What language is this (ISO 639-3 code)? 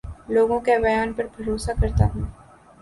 urd